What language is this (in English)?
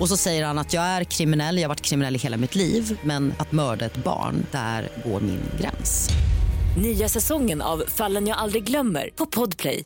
Swedish